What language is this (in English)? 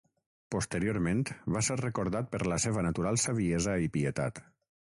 Catalan